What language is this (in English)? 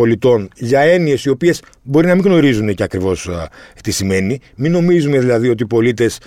Greek